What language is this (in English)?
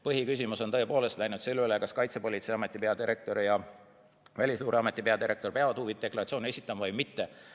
Estonian